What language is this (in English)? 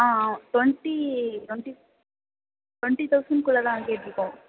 Tamil